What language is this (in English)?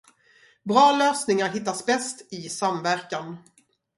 Swedish